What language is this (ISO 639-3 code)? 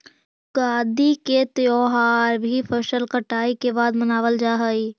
mag